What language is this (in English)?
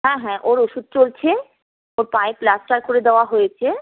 Bangla